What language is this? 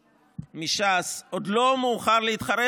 Hebrew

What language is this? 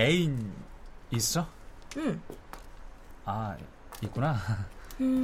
Korean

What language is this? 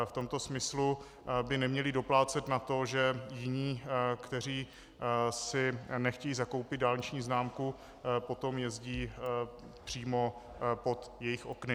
Czech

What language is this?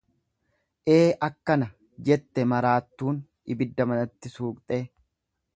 Oromo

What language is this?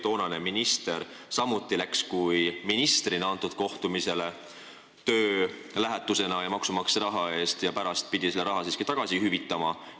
Estonian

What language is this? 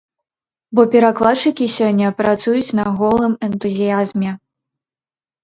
Belarusian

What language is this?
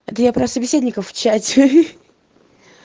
Russian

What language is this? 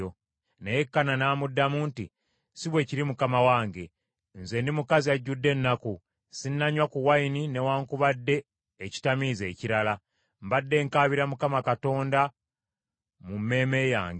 Ganda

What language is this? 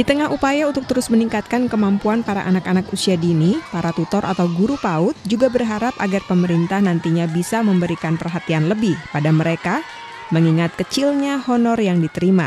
Indonesian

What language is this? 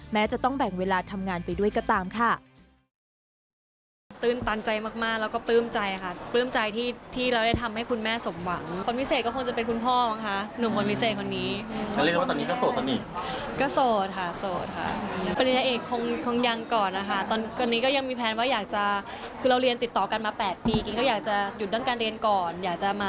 Thai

